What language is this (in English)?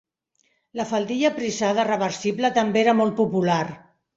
Catalan